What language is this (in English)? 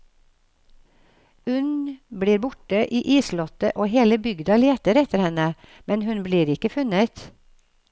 Norwegian